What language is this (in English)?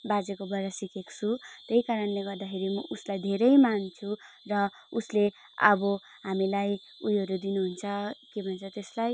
Nepali